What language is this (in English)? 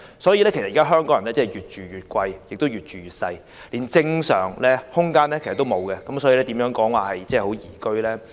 Cantonese